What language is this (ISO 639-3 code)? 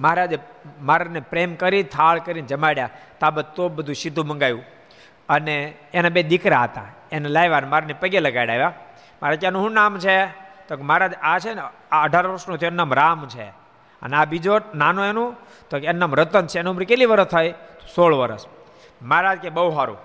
guj